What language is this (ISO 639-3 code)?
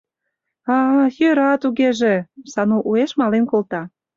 chm